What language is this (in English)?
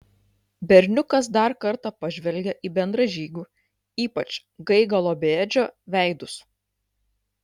Lithuanian